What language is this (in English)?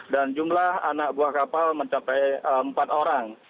Indonesian